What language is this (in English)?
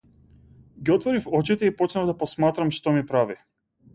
Macedonian